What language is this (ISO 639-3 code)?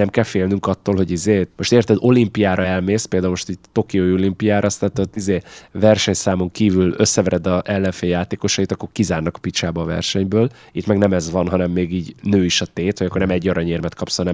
hun